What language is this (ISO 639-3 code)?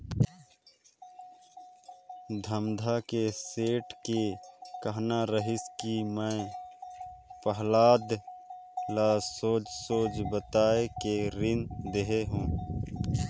hne